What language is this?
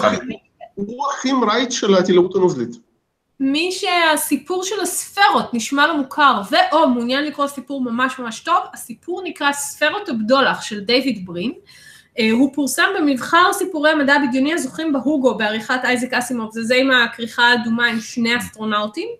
Hebrew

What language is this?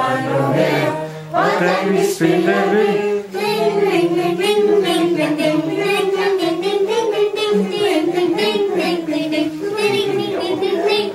Danish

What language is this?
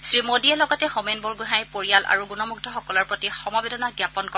Assamese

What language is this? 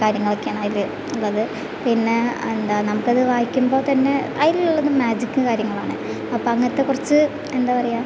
Malayalam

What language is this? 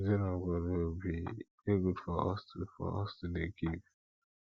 Nigerian Pidgin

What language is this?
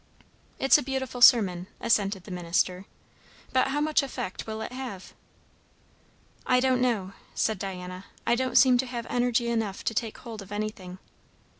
English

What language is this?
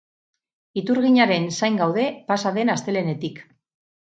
Basque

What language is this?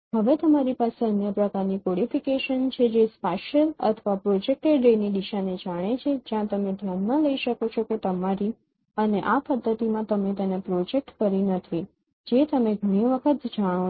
Gujarati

